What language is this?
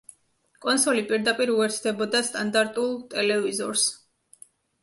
Georgian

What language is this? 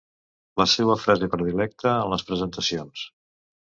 Catalan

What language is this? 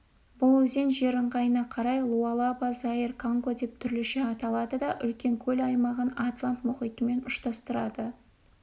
Kazakh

